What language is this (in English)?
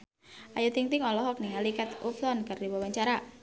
Sundanese